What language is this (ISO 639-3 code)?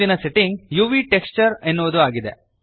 kan